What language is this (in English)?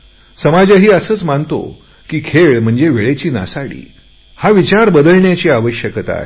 Marathi